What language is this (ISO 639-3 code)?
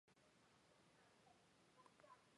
zho